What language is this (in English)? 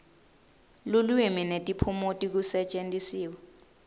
Swati